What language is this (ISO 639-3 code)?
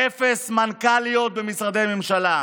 heb